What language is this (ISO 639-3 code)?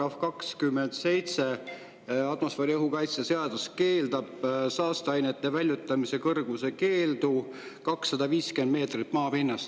est